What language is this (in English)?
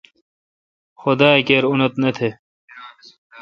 Kalkoti